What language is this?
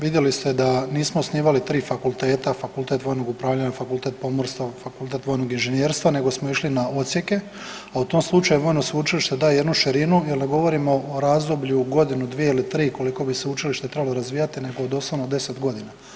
Croatian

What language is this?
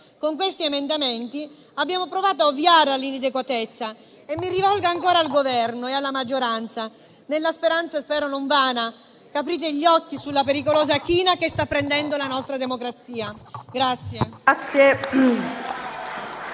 Italian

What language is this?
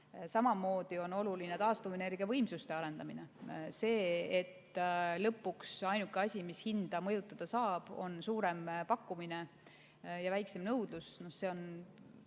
Estonian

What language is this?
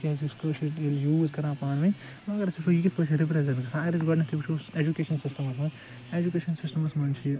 Kashmiri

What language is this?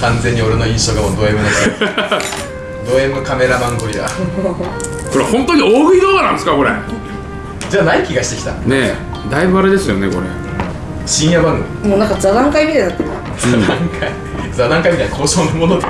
Japanese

